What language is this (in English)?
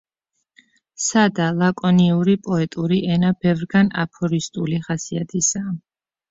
Georgian